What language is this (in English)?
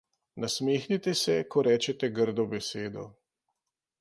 Slovenian